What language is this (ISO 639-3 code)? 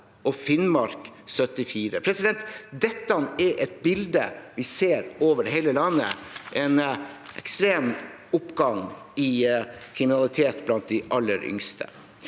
nor